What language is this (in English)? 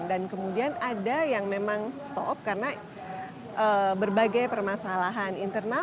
Indonesian